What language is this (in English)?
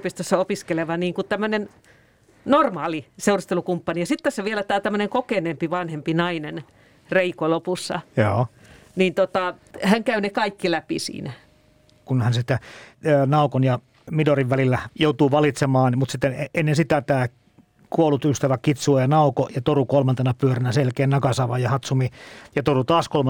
Finnish